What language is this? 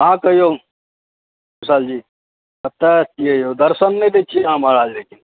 Maithili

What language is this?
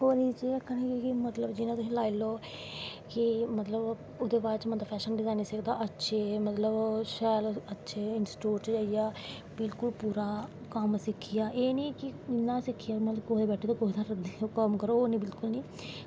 Dogri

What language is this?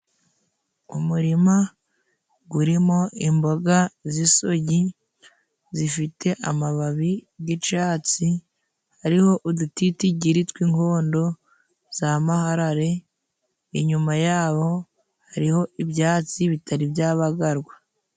Kinyarwanda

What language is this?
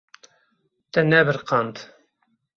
Kurdish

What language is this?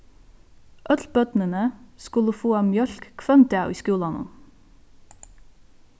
Faroese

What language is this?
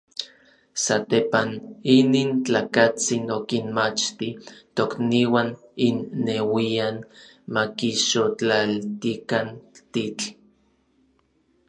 Orizaba Nahuatl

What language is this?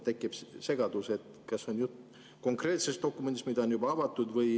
Estonian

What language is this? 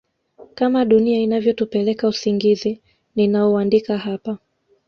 Swahili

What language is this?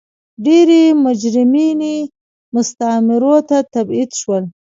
Pashto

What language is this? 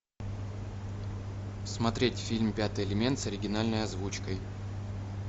Russian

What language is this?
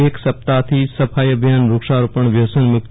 Gujarati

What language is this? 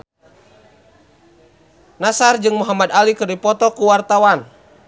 Sundanese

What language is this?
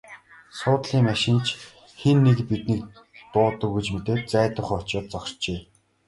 Mongolian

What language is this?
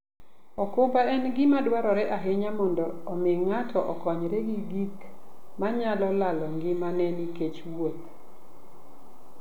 Luo (Kenya and Tanzania)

